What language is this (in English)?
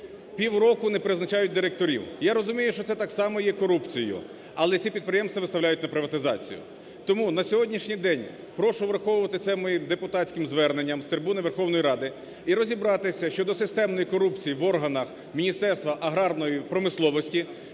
Ukrainian